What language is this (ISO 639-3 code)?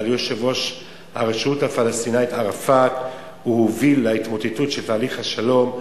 heb